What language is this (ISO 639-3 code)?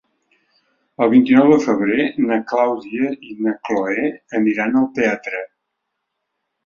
cat